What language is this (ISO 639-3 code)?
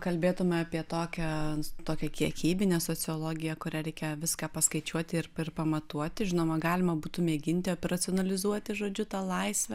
lit